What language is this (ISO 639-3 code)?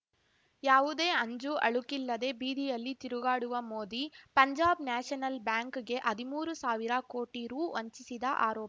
kan